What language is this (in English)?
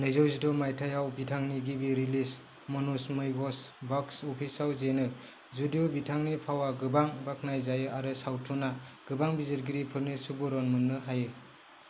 Bodo